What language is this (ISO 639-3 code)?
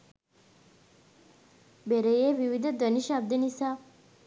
sin